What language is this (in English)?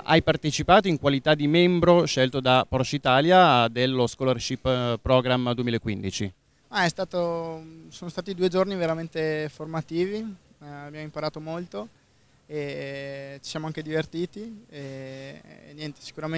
Italian